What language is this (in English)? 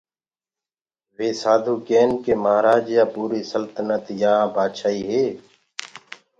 Gurgula